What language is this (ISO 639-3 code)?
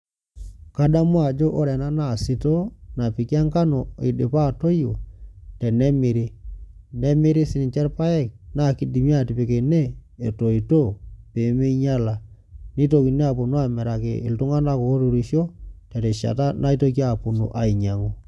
mas